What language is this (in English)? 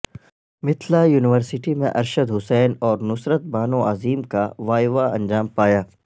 Urdu